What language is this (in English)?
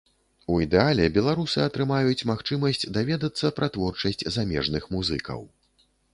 Belarusian